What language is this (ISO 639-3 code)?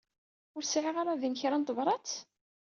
kab